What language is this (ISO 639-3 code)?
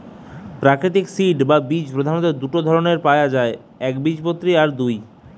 ben